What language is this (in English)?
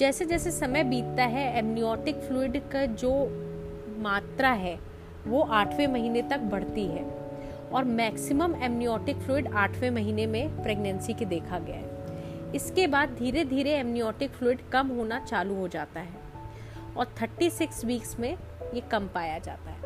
Hindi